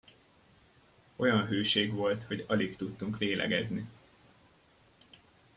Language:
Hungarian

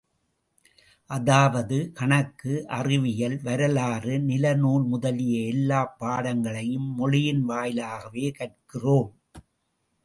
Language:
Tamil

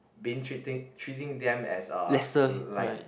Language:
English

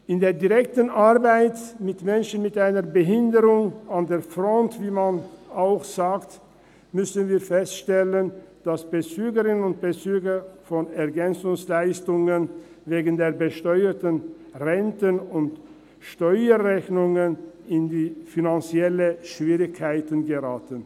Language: Swiss German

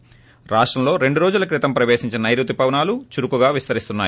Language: Telugu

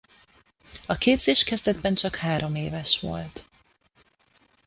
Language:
Hungarian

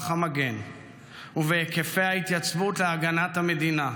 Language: Hebrew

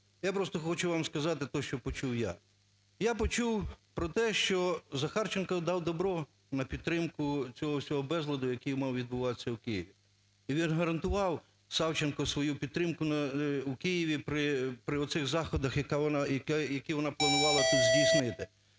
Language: Ukrainian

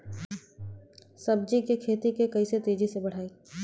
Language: Bhojpuri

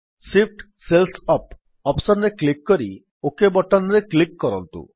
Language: Odia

